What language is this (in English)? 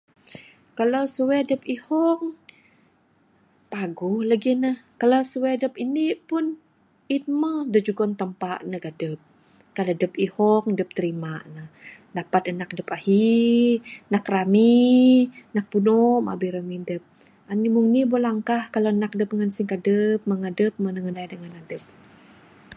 Bukar-Sadung Bidayuh